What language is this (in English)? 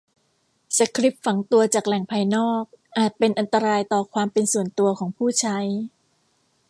Thai